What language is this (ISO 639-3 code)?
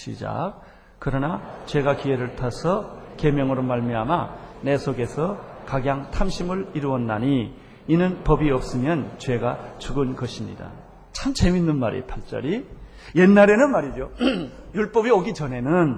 kor